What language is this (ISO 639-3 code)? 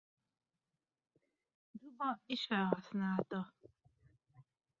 hun